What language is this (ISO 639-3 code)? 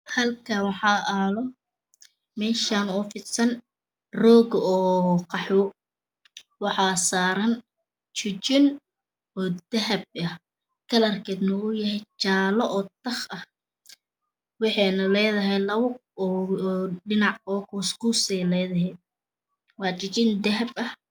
som